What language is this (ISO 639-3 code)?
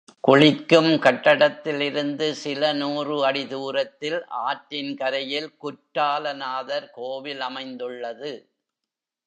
tam